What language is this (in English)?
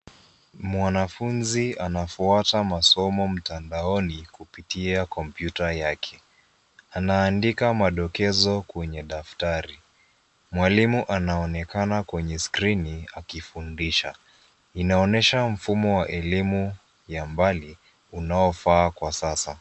Swahili